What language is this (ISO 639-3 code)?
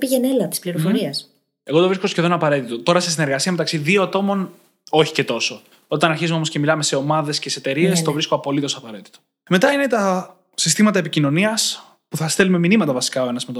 ell